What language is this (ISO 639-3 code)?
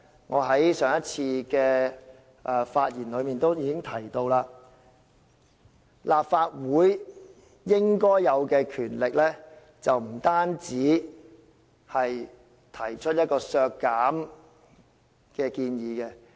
yue